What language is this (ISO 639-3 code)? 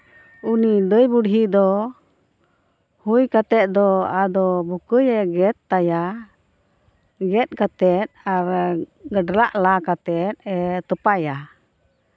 sat